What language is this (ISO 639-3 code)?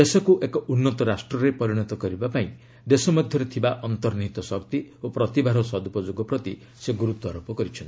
ori